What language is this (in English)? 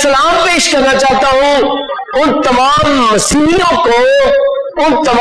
Urdu